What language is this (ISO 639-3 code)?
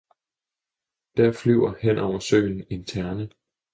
dan